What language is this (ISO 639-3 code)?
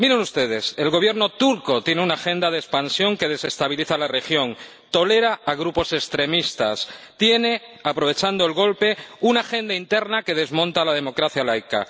spa